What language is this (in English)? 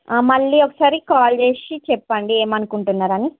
Telugu